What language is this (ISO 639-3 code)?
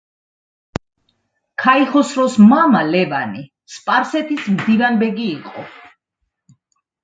kat